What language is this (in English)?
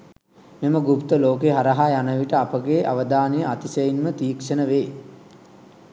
Sinhala